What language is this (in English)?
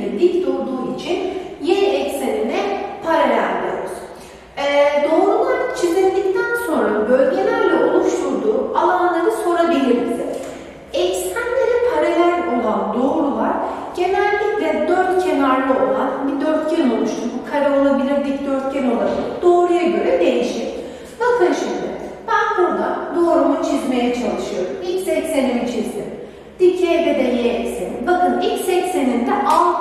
Turkish